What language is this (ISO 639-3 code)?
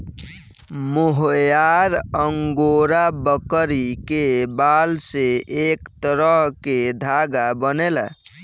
bho